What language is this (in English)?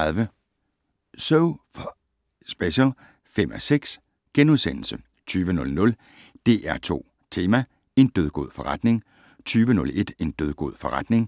Danish